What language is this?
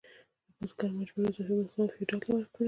Pashto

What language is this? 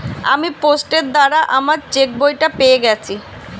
Bangla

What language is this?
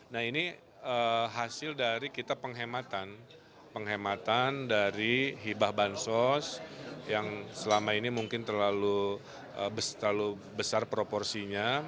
Indonesian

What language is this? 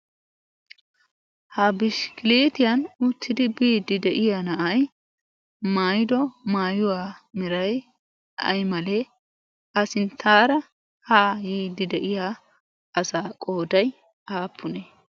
Wolaytta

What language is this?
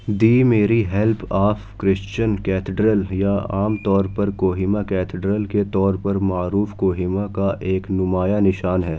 Urdu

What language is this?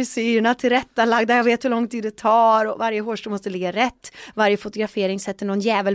Swedish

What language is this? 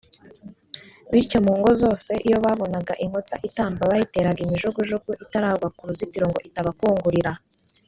Kinyarwanda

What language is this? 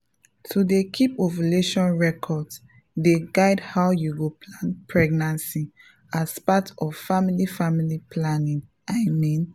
Nigerian Pidgin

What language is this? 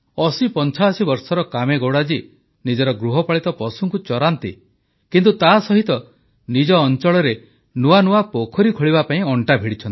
Odia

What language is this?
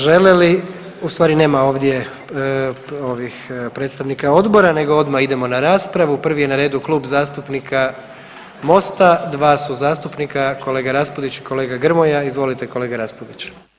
Croatian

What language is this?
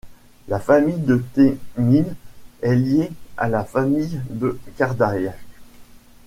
French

